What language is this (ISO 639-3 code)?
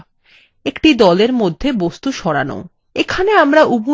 ben